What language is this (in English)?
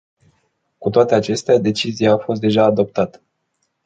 Romanian